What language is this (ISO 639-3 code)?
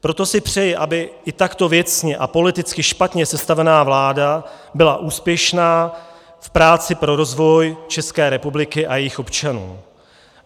ces